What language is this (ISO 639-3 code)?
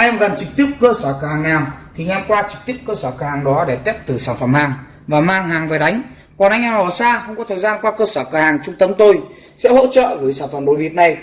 vie